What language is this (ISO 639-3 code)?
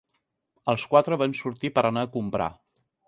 cat